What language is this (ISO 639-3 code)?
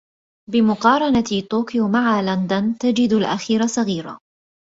ara